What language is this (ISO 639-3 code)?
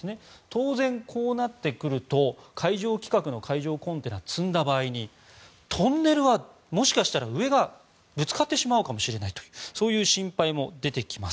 jpn